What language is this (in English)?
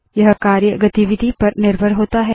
Hindi